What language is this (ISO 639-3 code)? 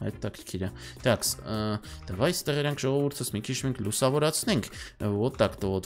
ron